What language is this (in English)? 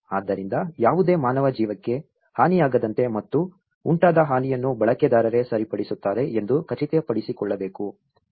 Kannada